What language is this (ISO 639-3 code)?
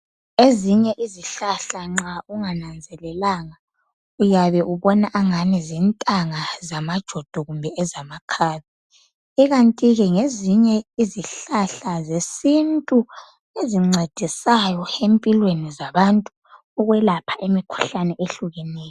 nde